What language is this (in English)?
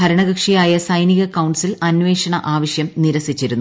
Malayalam